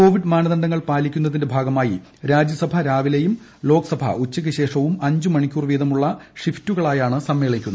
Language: Malayalam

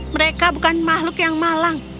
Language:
Indonesian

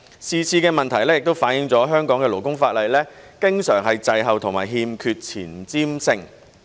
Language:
Cantonese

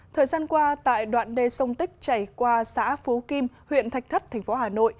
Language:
Vietnamese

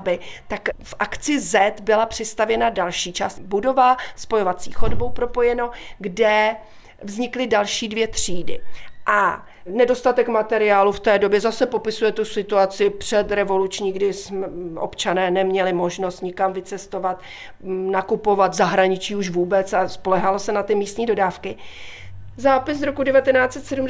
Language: Czech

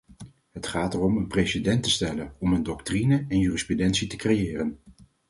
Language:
Dutch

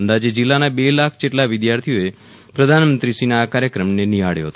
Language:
Gujarati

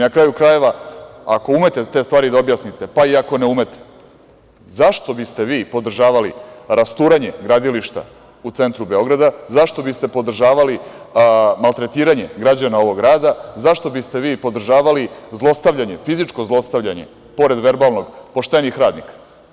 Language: Serbian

